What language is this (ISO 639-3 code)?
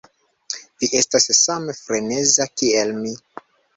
epo